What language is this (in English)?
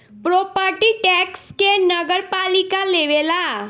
Bhojpuri